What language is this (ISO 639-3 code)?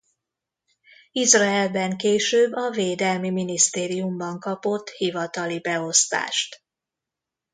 hun